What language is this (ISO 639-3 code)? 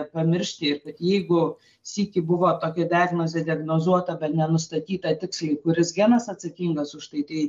lit